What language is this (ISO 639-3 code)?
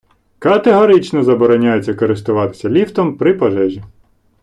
ukr